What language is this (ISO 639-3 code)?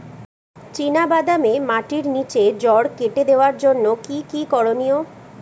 ben